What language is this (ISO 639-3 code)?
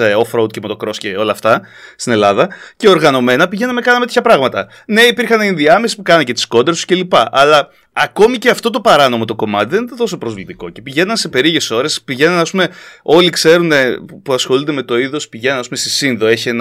ell